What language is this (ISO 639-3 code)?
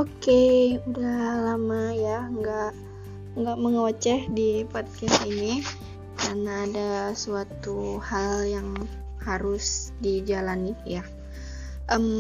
ind